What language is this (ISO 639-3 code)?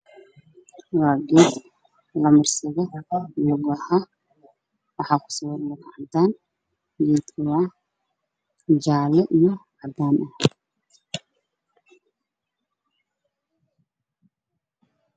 som